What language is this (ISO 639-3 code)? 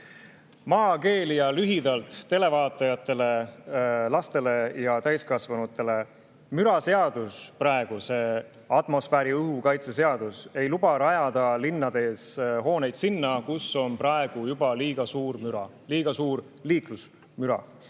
est